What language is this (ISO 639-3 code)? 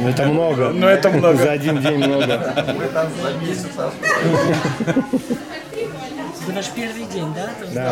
rus